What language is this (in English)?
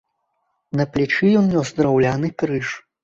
Belarusian